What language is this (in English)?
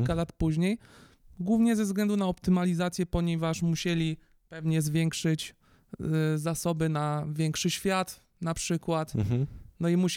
Polish